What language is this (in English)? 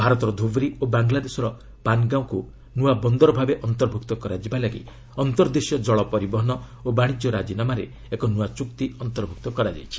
Odia